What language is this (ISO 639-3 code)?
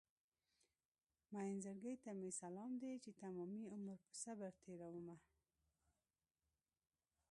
pus